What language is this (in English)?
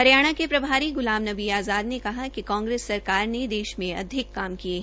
Hindi